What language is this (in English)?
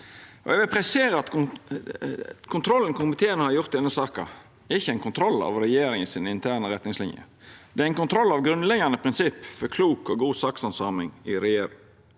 Norwegian